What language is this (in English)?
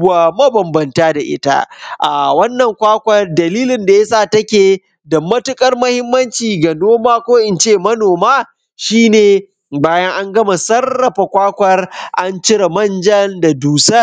Hausa